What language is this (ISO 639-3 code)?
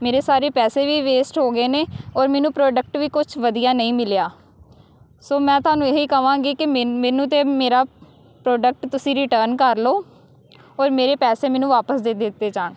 pan